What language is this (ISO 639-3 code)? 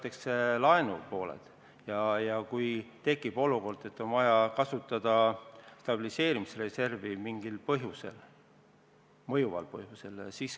est